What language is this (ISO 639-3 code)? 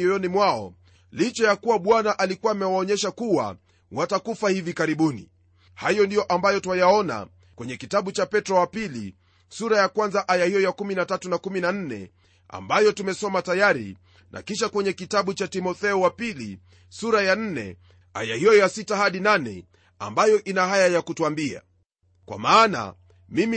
swa